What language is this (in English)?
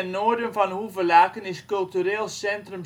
Dutch